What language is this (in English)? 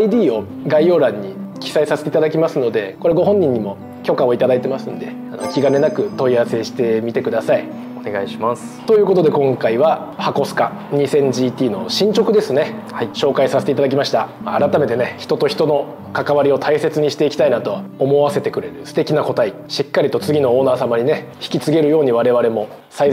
Japanese